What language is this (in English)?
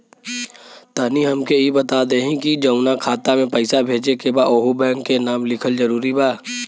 Bhojpuri